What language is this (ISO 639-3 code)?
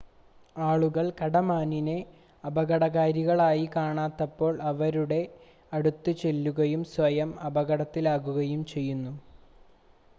mal